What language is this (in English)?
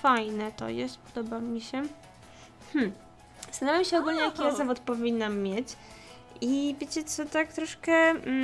Polish